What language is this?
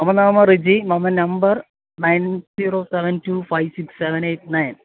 Sanskrit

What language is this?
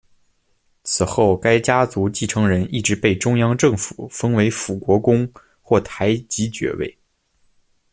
Chinese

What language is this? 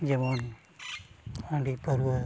Santali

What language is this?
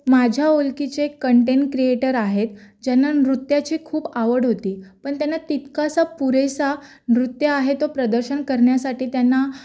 Marathi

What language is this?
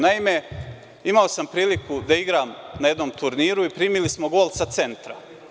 Serbian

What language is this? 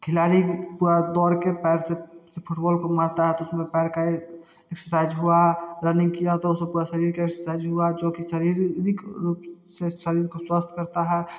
Hindi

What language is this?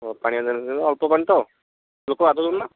Odia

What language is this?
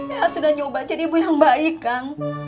Indonesian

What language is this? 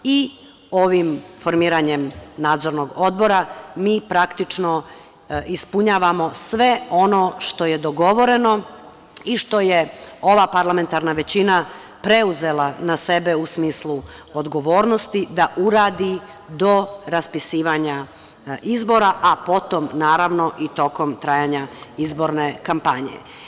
Serbian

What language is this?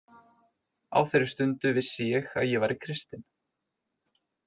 Icelandic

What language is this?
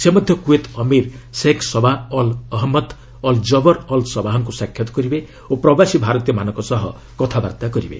Odia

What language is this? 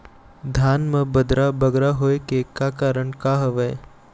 Chhattisgarhi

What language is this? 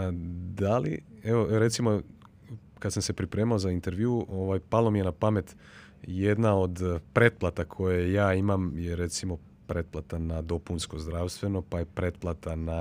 Croatian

